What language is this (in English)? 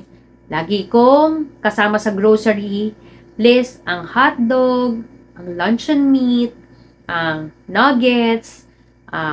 Filipino